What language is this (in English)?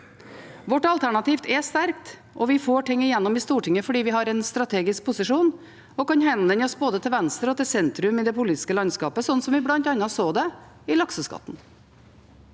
Norwegian